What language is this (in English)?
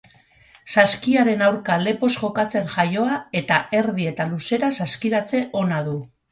Basque